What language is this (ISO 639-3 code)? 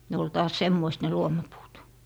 fin